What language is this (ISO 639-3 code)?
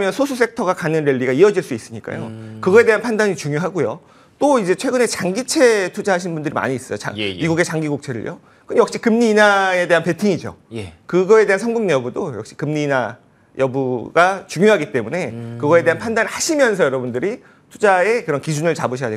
kor